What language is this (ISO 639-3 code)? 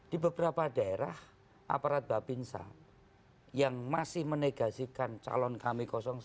ind